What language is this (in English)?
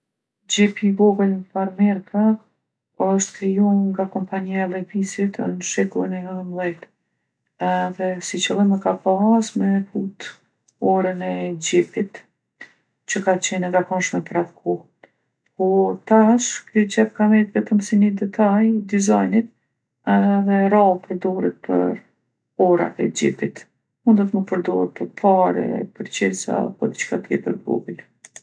Gheg Albanian